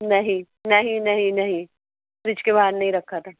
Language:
Urdu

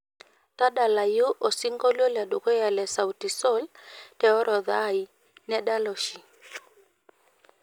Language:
Masai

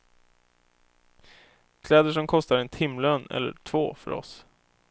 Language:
Swedish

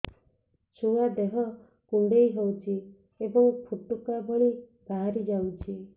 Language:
Odia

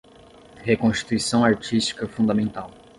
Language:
Portuguese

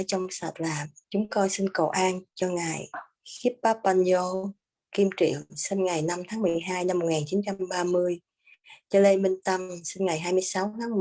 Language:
Vietnamese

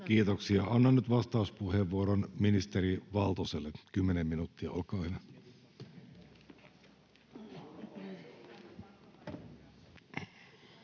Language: Finnish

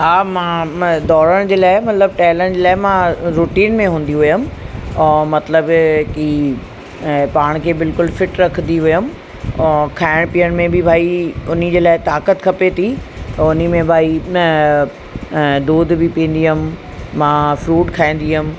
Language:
Sindhi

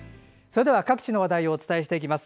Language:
Japanese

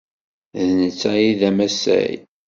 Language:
Kabyle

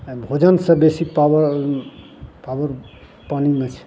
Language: Maithili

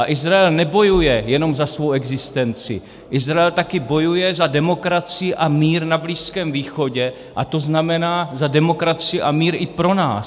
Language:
Czech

